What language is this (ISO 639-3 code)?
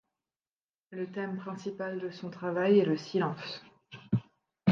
fra